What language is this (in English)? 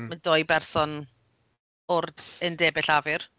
Welsh